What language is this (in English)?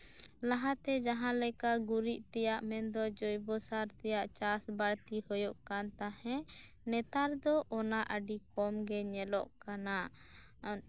Santali